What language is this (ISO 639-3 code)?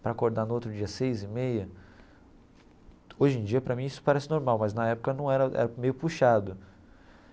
por